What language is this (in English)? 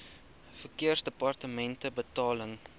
Afrikaans